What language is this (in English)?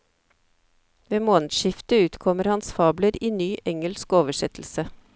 Norwegian